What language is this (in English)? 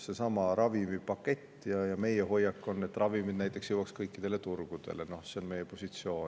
Estonian